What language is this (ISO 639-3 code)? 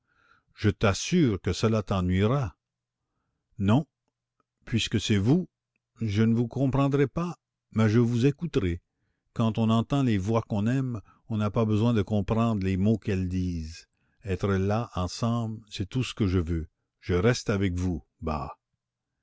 fra